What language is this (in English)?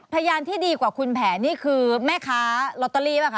Thai